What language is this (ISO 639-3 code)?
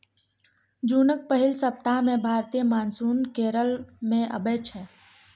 mai